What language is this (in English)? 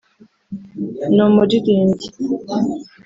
Kinyarwanda